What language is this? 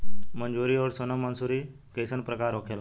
Bhojpuri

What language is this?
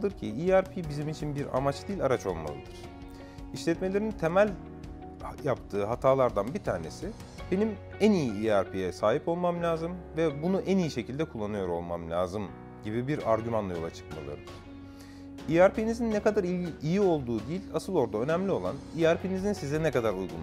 Turkish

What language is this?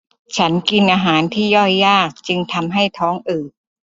Thai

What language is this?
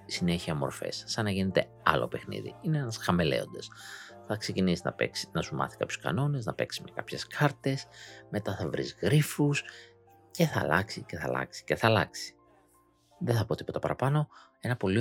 Greek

